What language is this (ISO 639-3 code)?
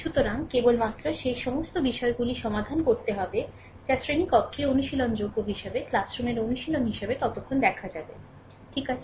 ben